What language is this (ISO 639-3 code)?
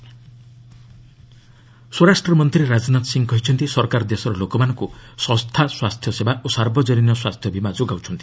ori